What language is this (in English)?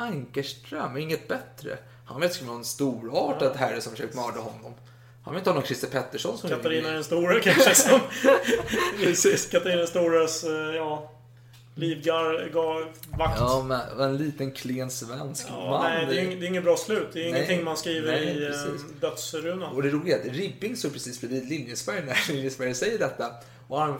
Swedish